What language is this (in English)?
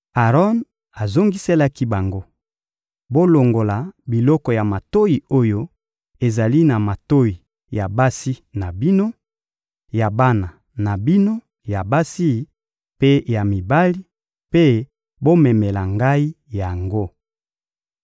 Lingala